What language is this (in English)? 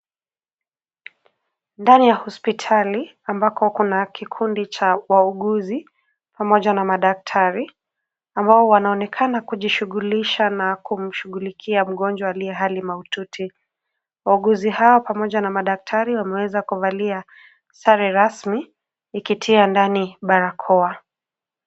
Swahili